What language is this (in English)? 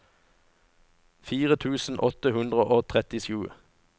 Norwegian